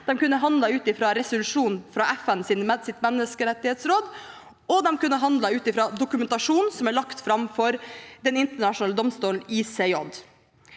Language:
Norwegian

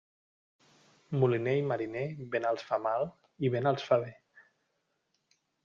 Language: Catalan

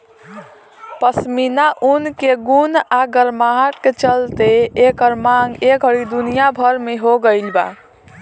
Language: Bhojpuri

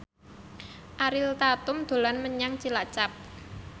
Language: Javanese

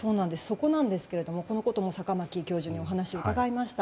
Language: Japanese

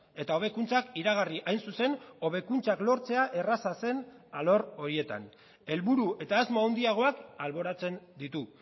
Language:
Basque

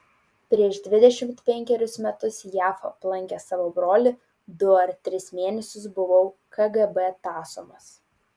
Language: Lithuanian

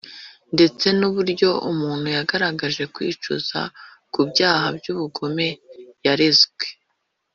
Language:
Kinyarwanda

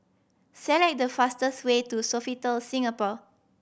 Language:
English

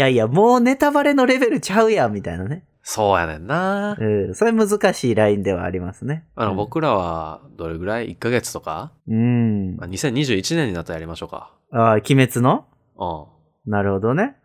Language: Japanese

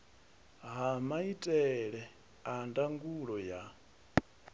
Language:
Venda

